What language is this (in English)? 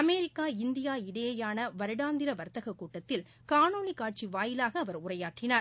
Tamil